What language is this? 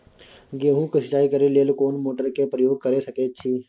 Maithili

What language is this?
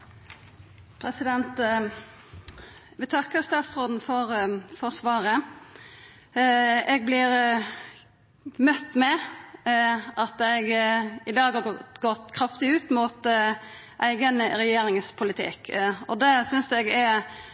Norwegian Nynorsk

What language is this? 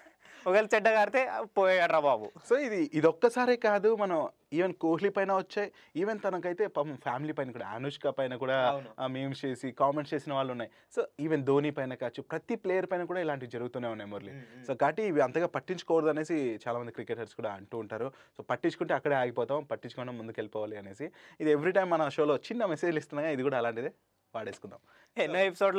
Telugu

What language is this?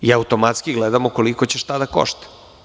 Serbian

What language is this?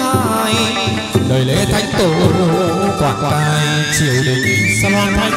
Vietnamese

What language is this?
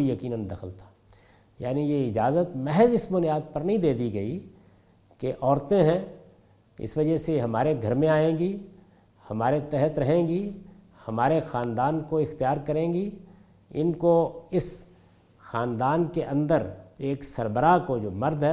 Urdu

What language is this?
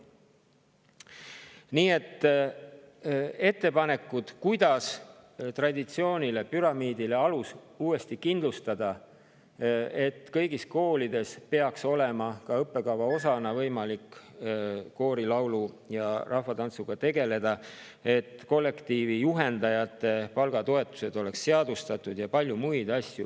Estonian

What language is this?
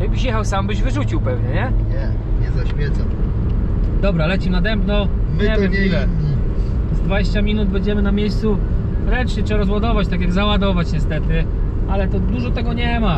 Polish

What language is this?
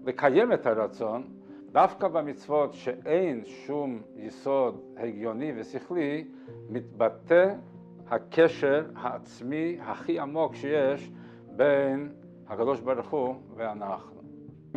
Hebrew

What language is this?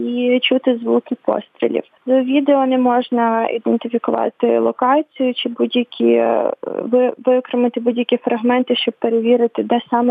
Ukrainian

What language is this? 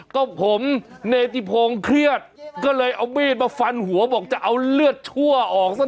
Thai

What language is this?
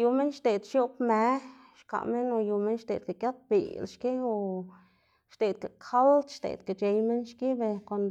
Xanaguía Zapotec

